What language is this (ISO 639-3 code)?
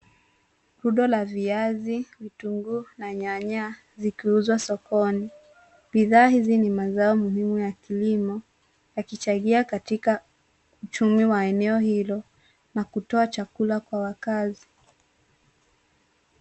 swa